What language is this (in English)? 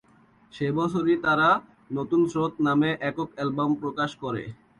Bangla